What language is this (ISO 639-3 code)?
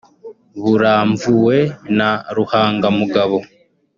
kin